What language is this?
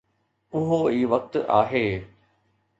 Sindhi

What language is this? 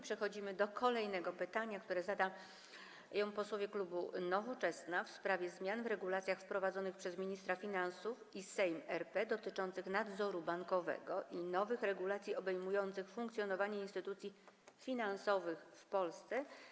Polish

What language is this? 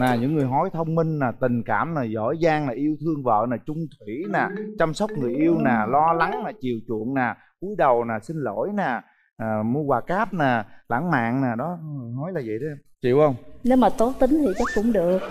Vietnamese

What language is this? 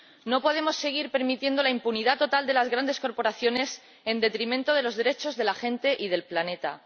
Spanish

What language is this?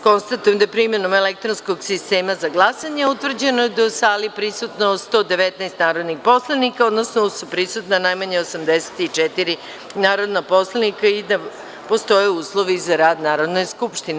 Serbian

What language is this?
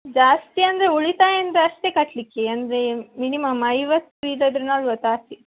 Kannada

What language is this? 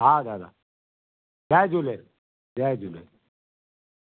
Sindhi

